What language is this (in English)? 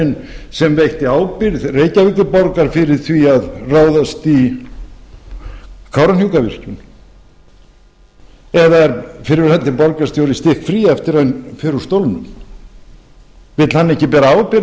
Icelandic